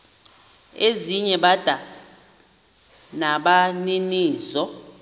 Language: Xhosa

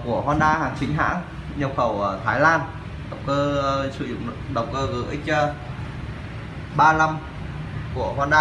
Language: Vietnamese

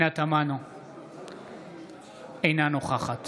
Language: Hebrew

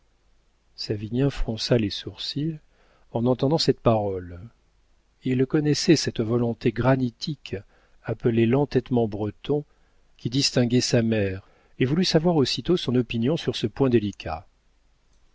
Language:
French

